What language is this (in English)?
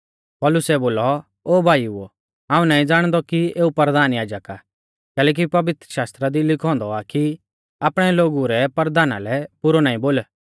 Mahasu Pahari